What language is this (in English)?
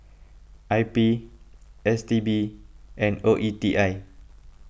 English